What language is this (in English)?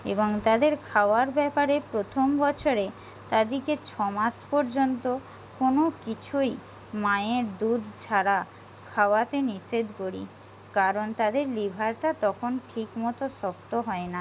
Bangla